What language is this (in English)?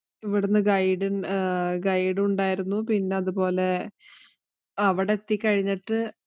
Malayalam